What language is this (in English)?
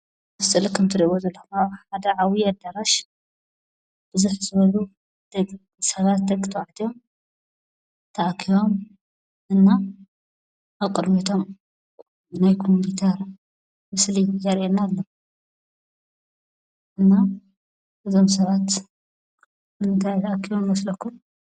Tigrinya